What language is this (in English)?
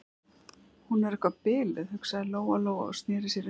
Icelandic